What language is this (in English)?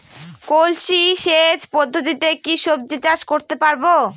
Bangla